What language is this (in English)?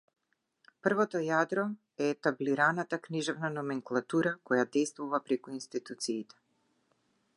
Macedonian